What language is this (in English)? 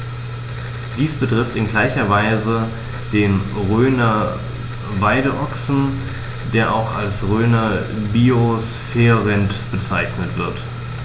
German